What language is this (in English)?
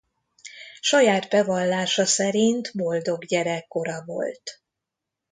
Hungarian